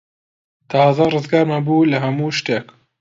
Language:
Central Kurdish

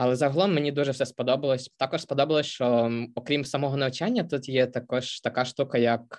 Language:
Ukrainian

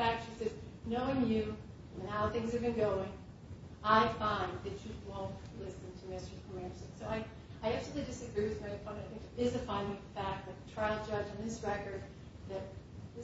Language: English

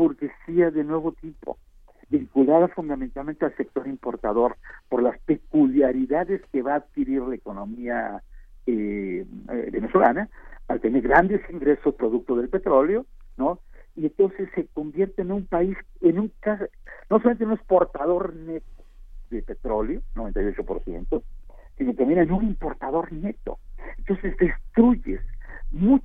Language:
Spanish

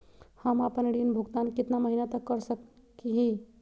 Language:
Magahi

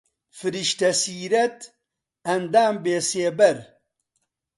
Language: Central Kurdish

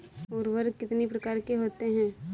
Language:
Hindi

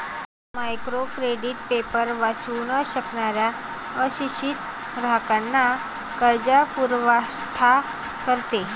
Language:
Marathi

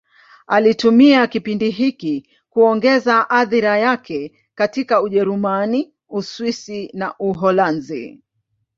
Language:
Swahili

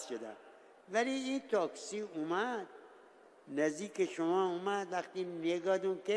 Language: Persian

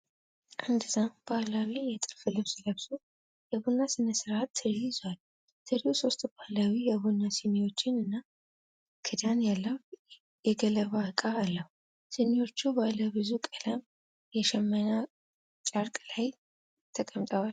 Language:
Amharic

